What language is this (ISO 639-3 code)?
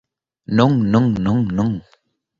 glg